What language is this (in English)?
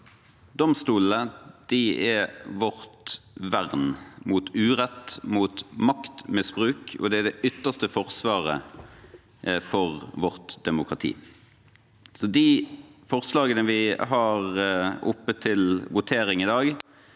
Norwegian